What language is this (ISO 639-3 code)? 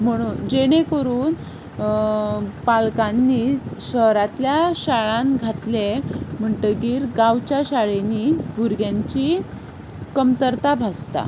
kok